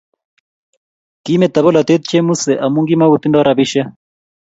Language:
Kalenjin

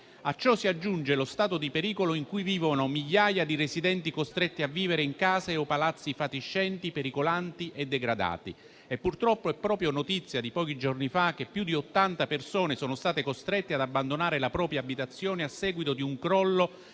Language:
Italian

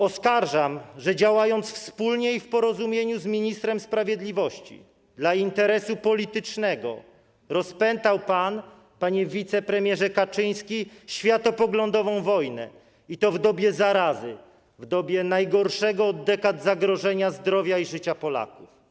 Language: Polish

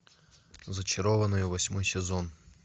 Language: Russian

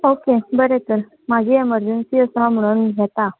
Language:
Konkani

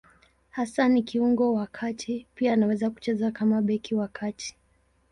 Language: Swahili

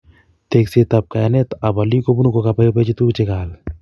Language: Kalenjin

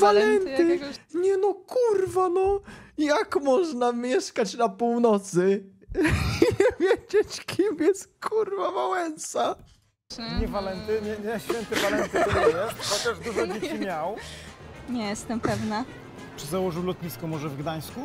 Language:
Polish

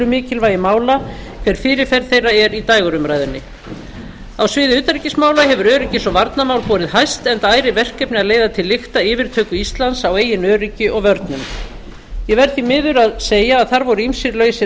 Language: Icelandic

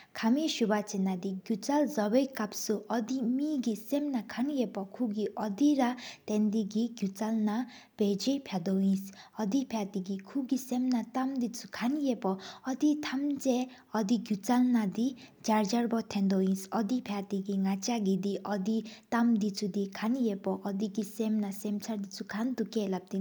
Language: Sikkimese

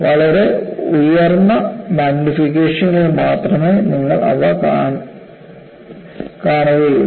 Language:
Malayalam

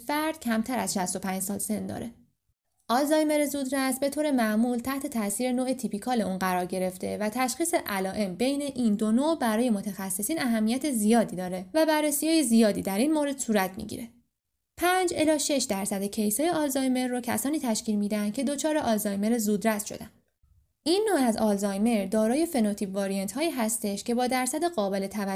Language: Persian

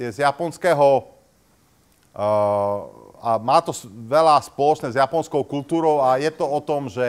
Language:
Slovak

